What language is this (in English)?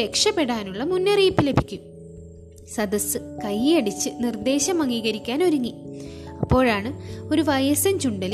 Malayalam